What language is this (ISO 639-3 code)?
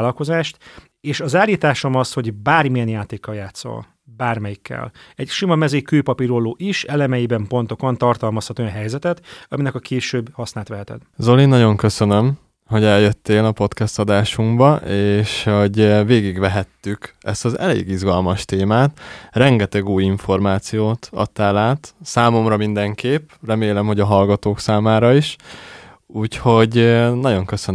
hun